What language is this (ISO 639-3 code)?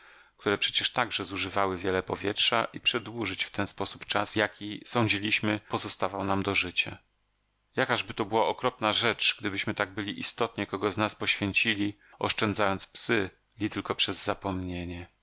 pol